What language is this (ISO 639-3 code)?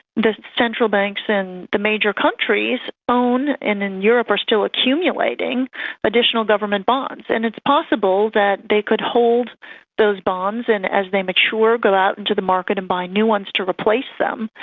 eng